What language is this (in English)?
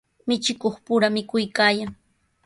Sihuas Ancash Quechua